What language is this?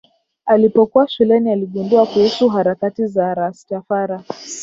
Swahili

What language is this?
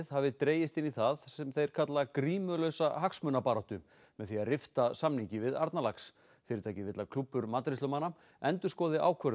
Icelandic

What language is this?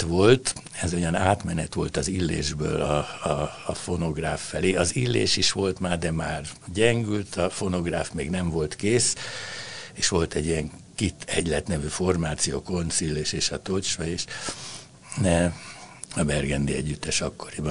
Hungarian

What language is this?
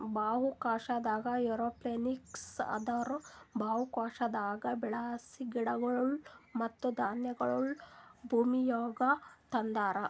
Kannada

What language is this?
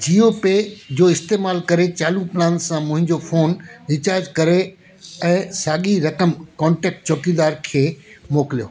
Sindhi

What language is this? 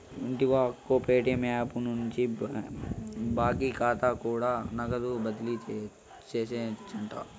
Telugu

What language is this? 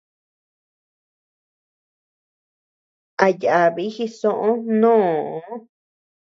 Tepeuxila Cuicatec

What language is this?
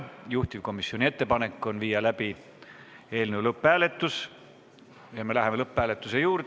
Estonian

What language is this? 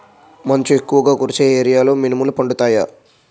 Telugu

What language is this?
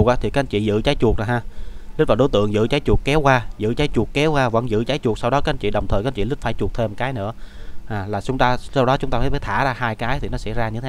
Vietnamese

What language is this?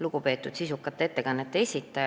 Estonian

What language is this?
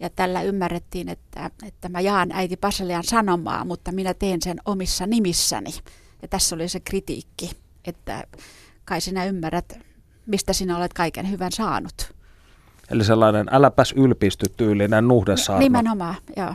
Finnish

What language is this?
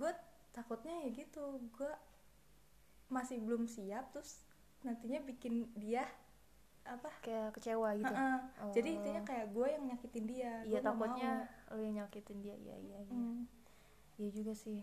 Indonesian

